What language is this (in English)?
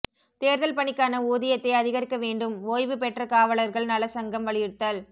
Tamil